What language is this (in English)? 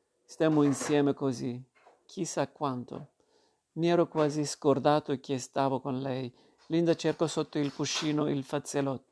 Italian